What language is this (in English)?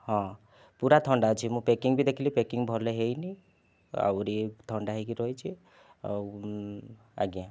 Odia